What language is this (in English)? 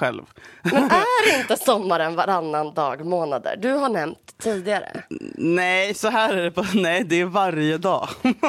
Swedish